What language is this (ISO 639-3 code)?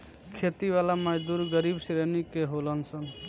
bho